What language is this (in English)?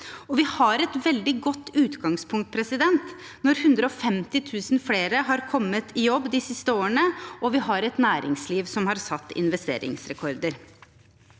Norwegian